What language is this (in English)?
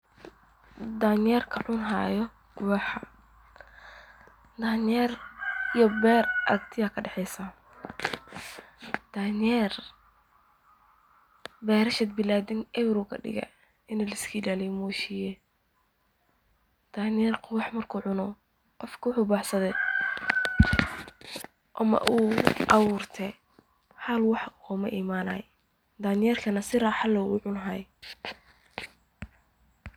Somali